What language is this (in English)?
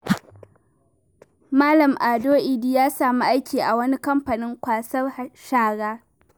Hausa